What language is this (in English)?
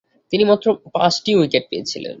Bangla